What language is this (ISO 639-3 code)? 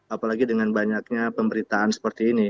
ind